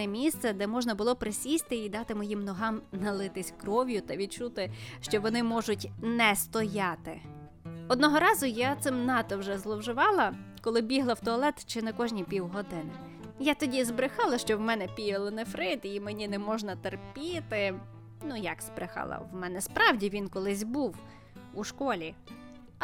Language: Ukrainian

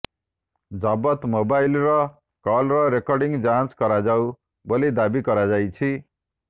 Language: Odia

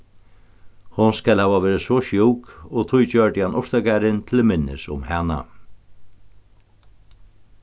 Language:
Faroese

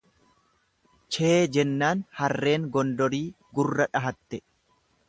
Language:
Oromo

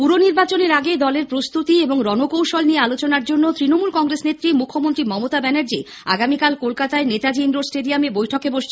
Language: Bangla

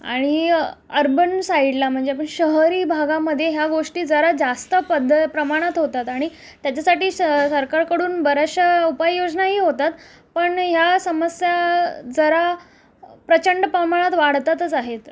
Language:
Marathi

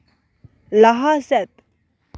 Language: Santali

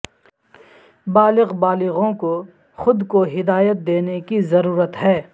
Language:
Urdu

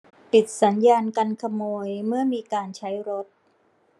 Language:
Thai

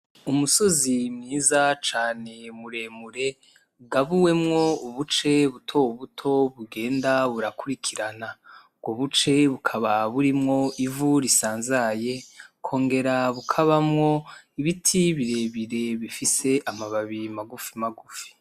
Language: Rundi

